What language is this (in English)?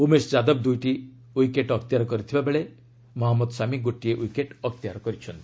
Odia